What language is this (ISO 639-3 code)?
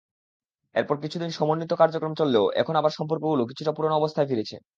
ben